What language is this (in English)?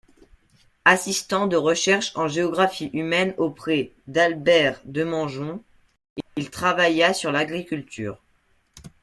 French